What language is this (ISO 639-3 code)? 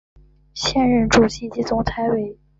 zho